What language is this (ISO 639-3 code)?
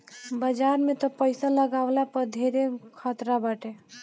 bho